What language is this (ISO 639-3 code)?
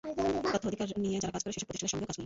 ben